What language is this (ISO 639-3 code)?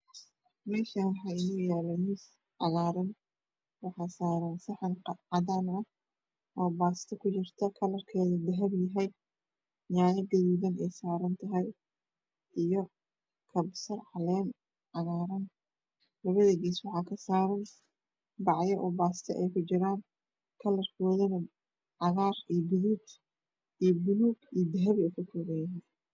som